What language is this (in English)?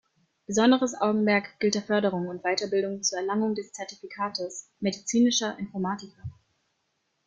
German